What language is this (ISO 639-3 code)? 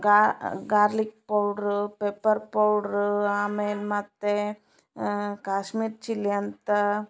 kan